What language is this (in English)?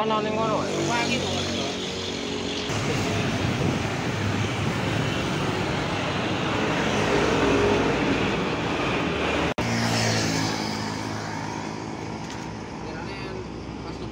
Indonesian